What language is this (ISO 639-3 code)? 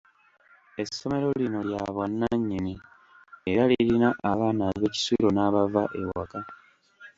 lug